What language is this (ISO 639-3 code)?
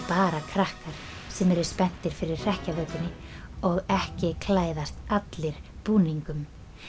isl